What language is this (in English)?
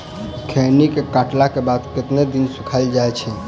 Maithili